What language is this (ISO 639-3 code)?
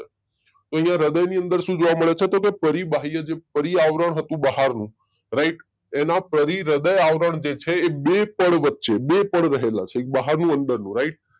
guj